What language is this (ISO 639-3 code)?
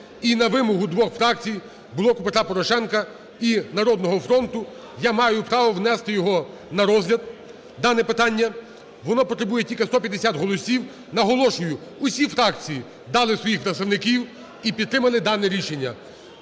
ukr